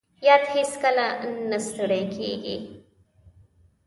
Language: Pashto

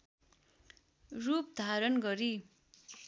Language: Nepali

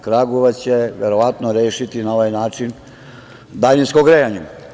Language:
Serbian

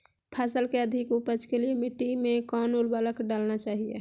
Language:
Magahi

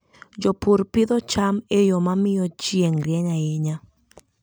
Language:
Luo (Kenya and Tanzania)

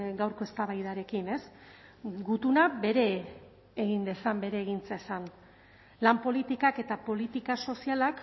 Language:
Basque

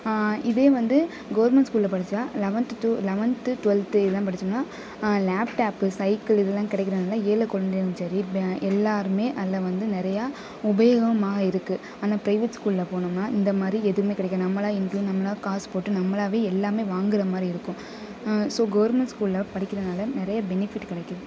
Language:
Tamil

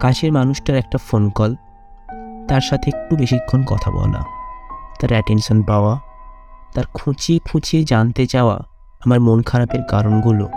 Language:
Bangla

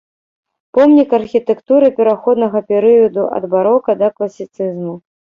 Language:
Belarusian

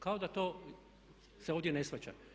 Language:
Croatian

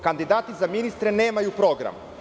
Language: Serbian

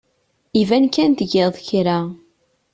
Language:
Kabyle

